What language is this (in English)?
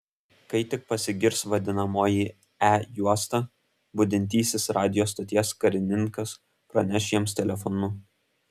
Lithuanian